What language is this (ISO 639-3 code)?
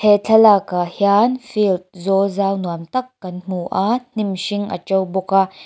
lus